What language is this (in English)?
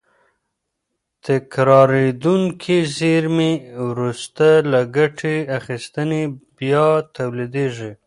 Pashto